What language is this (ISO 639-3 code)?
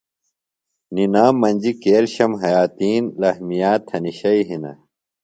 phl